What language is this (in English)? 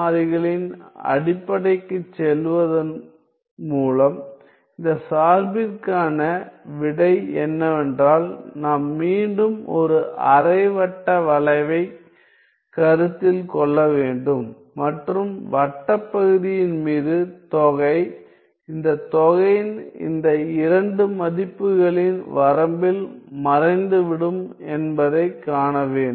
Tamil